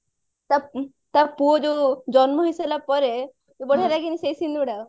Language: Odia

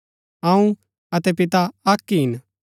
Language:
Gaddi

